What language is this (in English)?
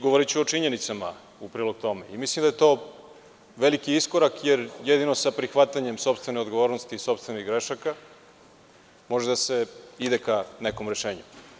Serbian